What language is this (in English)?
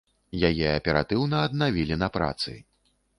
Belarusian